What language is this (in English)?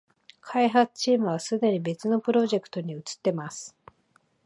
Japanese